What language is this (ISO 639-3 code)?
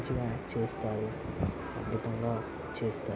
tel